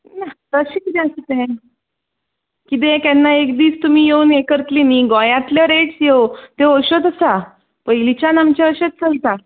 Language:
Konkani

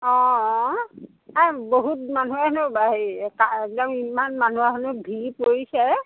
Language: Assamese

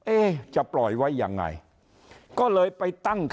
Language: Thai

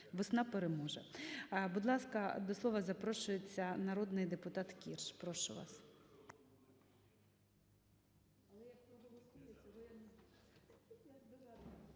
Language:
Ukrainian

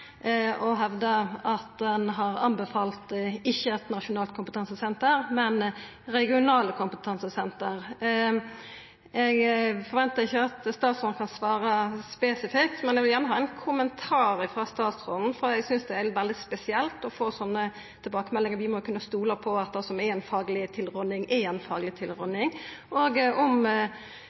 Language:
Norwegian Nynorsk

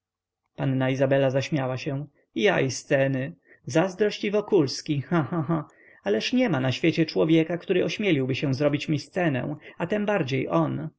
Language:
Polish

